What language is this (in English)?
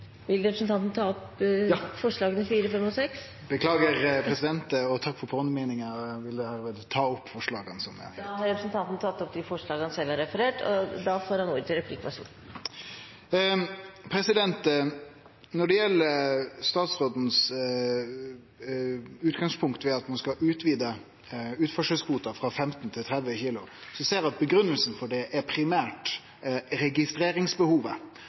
Norwegian